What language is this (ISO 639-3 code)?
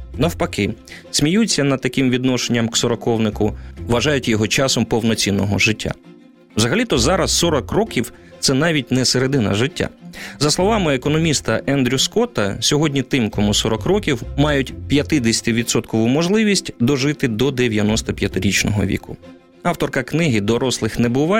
ukr